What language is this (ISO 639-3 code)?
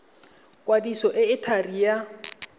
tsn